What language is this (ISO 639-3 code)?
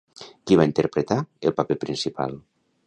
cat